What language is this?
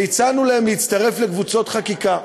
Hebrew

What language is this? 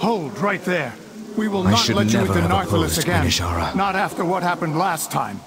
English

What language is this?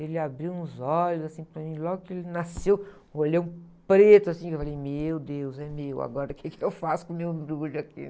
Portuguese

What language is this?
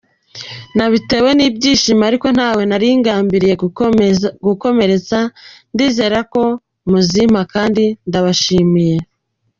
Kinyarwanda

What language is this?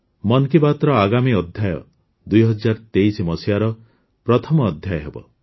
Odia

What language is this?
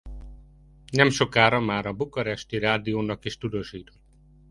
Hungarian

